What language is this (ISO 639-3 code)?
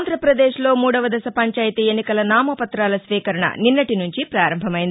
tel